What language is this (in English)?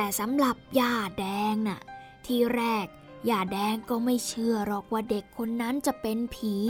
Thai